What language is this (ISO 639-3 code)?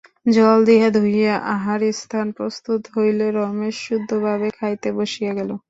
ben